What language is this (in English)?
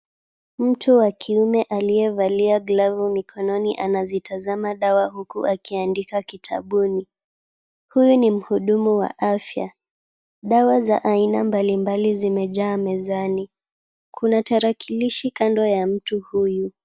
Swahili